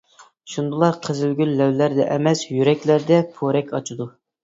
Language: Uyghur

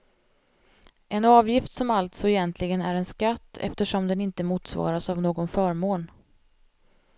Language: Swedish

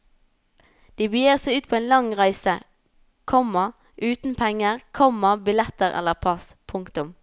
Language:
Norwegian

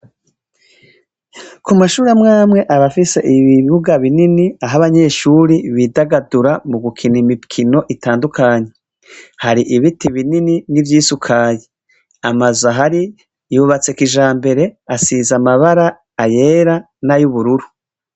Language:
Rundi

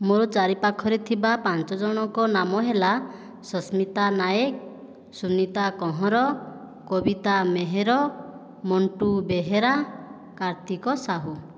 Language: Odia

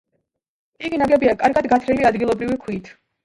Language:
Georgian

